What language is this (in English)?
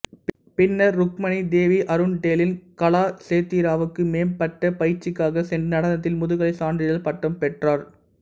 Tamil